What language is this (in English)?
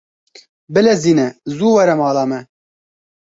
Kurdish